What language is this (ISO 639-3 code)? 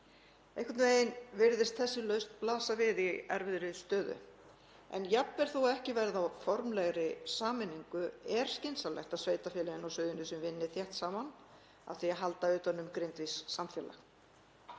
isl